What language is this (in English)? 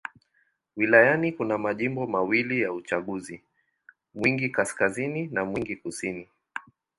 Swahili